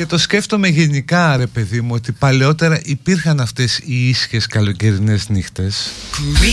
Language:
Greek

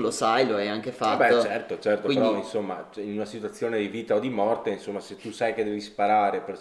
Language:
Italian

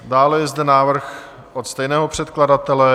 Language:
Czech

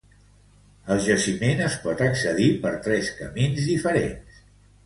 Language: Catalan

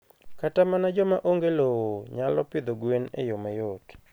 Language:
Luo (Kenya and Tanzania)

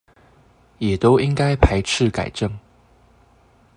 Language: Chinese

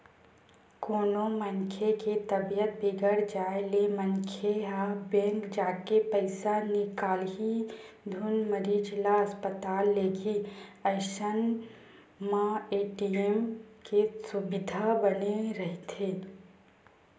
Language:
Chhattisgarhi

